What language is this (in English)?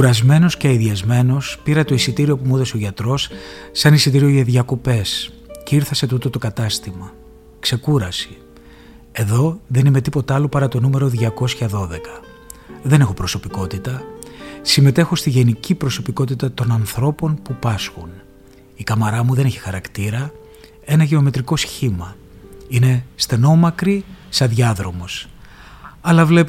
Greek